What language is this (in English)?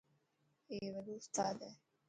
Dhatki